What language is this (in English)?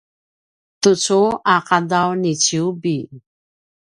Paiwan